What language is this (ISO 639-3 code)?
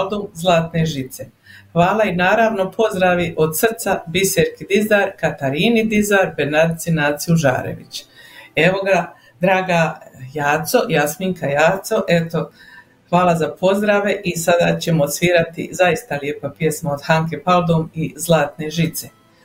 hrv